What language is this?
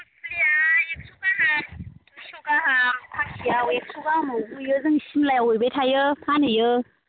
Bodo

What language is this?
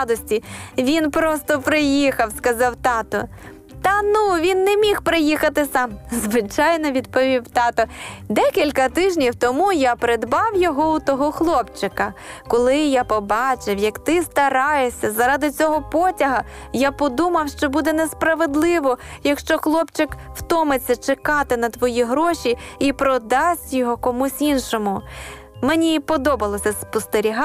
Ukrainian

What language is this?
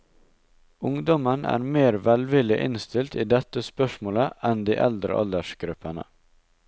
Norwegian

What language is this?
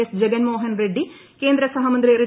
Malayalam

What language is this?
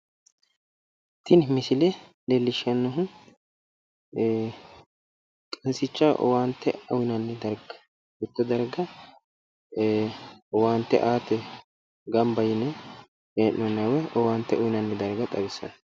Sidamo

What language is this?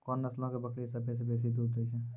Maithili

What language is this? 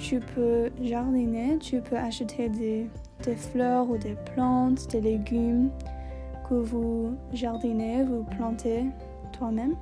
French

